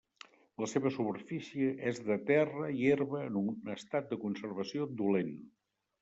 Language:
Catalan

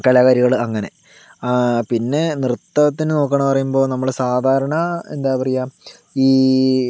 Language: Malayalam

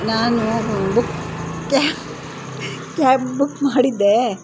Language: Kannada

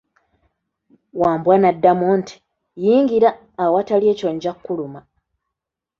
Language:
Ganda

